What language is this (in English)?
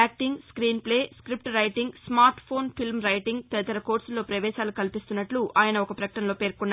Telugu